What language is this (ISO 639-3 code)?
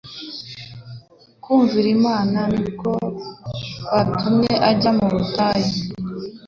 kin